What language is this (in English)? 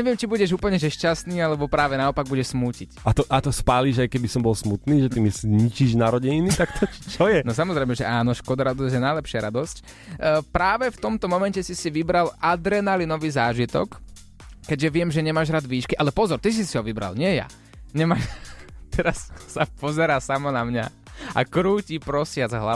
Slovak